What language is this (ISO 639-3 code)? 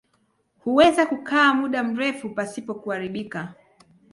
swa